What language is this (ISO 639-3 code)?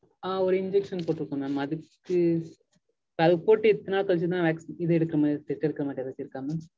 tam